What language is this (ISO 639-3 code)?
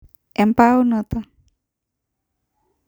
mas